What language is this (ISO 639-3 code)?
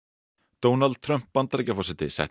isl